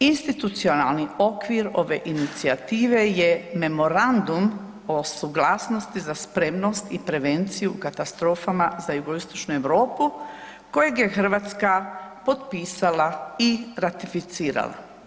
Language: Croatian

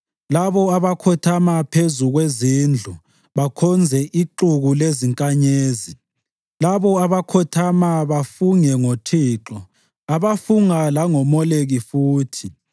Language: North Ndebele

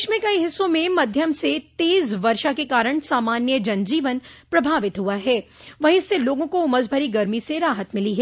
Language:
Hindi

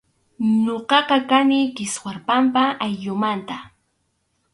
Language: Arequipa-La Unión Quechua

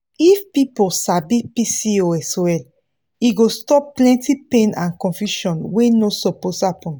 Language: Nigerian Pidgin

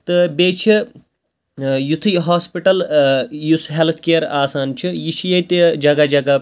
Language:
Kashmiri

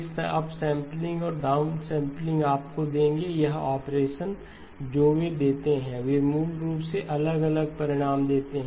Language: Hindi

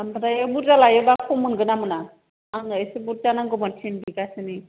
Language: Bodo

